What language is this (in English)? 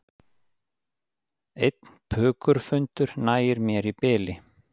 Icelandic